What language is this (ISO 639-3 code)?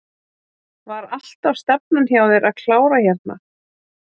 isl